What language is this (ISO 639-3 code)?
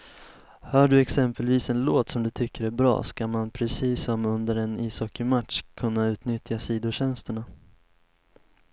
swe